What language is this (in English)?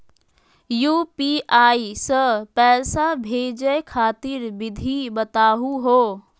Magahi